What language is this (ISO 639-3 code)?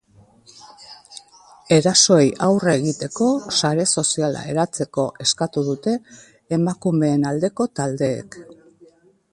eus